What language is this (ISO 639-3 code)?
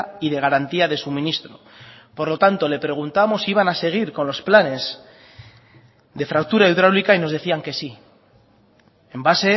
spa